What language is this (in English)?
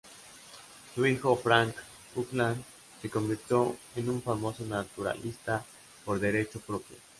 Spanish